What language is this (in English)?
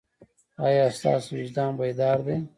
Pashto